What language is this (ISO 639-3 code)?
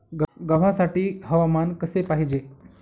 mar